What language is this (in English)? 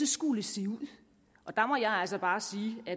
Danish